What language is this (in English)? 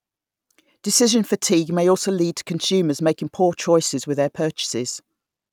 English